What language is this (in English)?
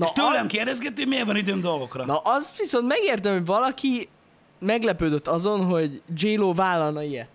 Hungarian